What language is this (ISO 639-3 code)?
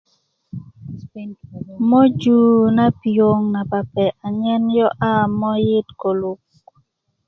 ukv